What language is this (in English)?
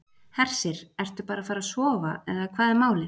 Icelandic